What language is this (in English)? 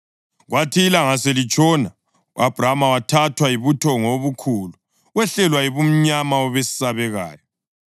North Ndebele